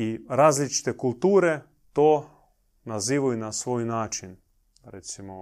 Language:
Croatian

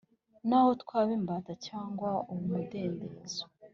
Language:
Kinyarwanda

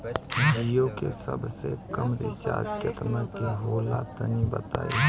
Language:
Bhojpuri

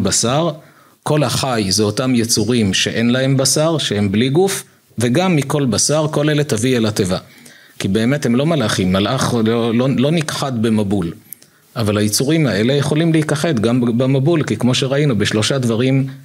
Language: Hebrew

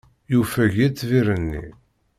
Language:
Kabyle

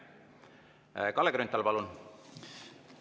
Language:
Estonian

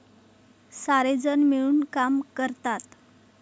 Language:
Marathi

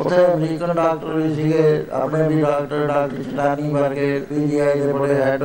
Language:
Punjabi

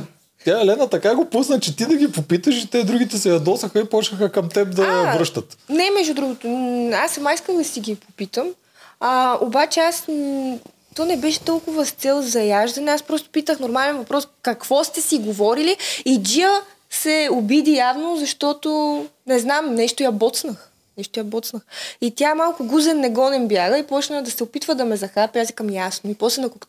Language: Bulgarian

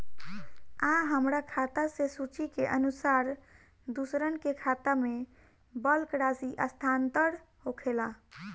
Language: Bhojpuri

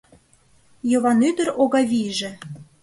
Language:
Mari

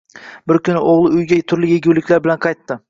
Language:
Uzbek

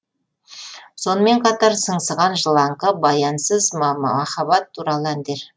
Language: Kazakh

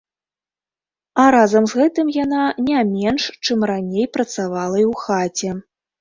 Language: Belarusian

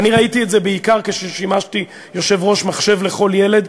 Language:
Hebrew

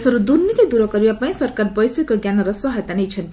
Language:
Odia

